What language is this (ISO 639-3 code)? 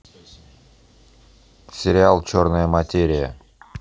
rus